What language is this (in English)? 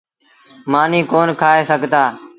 Sindhi Bhil